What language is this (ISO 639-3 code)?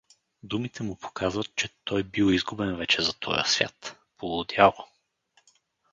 bul